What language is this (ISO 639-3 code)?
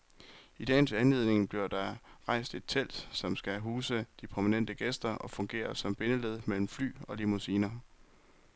dan